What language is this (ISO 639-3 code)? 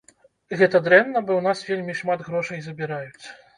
bel